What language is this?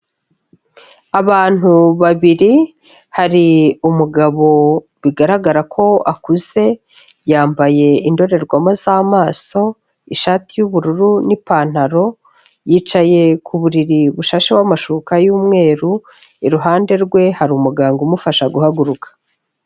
Kinyarwanda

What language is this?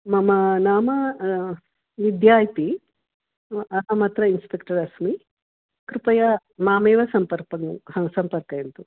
Sanskrit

